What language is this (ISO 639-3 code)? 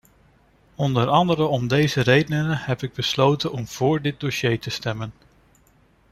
nld